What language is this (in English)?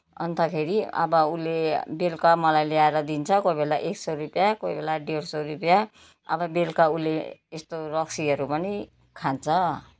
Nepali